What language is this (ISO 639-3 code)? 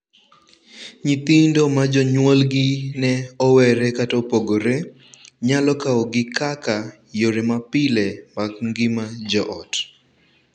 luo